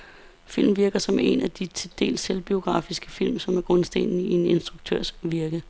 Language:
Danish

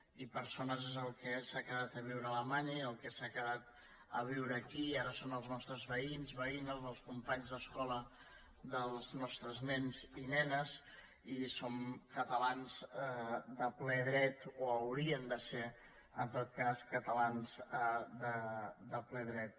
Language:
Catalan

